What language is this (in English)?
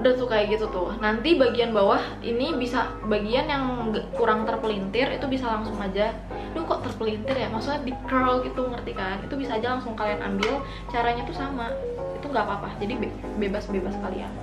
Indonesian